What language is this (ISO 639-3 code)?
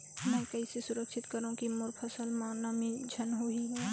hne